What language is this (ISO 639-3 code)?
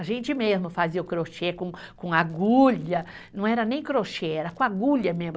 por